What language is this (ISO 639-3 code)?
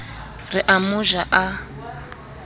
sot